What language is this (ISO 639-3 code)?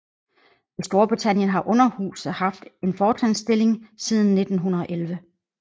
dan